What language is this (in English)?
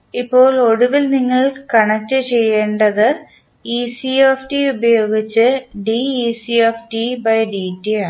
Malayalam